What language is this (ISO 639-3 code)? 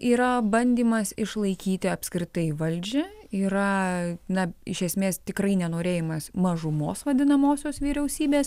lit